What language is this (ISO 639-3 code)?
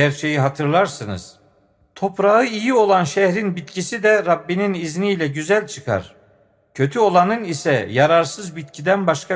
tur